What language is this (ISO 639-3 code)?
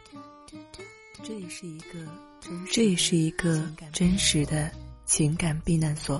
zho